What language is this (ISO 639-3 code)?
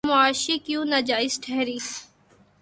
urd